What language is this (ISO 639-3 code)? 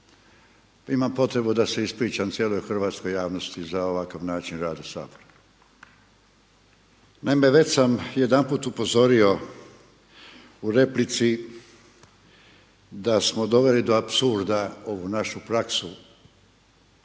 hrv